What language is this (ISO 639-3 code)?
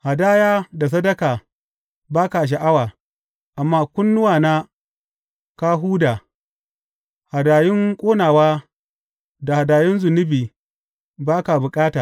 hau